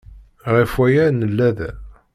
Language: Kabyle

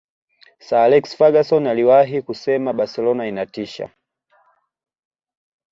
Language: Swahili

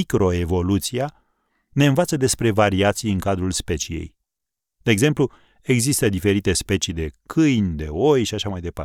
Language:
Romanian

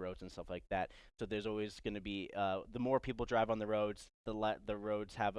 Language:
English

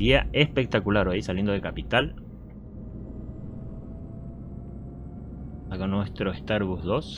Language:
Spanish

